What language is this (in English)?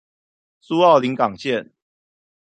Chinese